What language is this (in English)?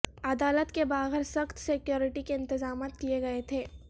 Urdu